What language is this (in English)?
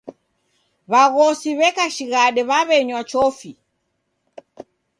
Taita